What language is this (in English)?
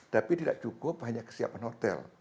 Indonesian